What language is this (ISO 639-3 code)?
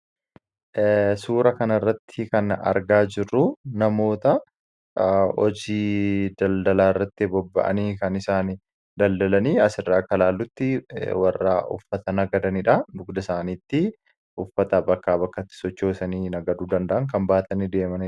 orm